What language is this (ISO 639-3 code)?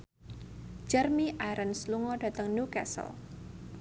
jav